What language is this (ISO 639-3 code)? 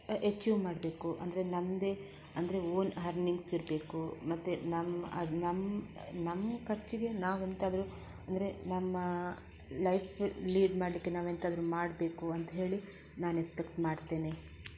kan